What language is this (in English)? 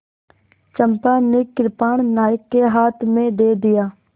Hindi